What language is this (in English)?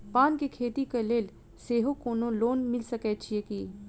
Maithili